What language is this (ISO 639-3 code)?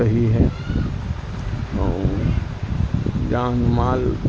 urd